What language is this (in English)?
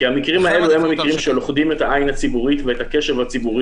Hebrew